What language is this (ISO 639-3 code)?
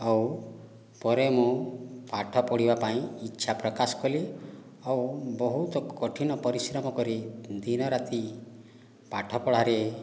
ori